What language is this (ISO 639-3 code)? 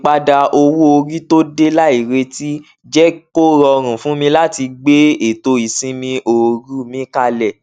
yor